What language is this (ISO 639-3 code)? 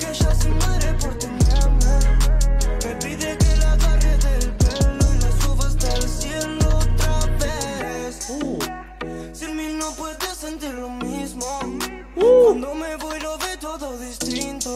spa